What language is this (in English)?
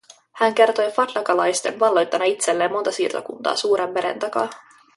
Finnish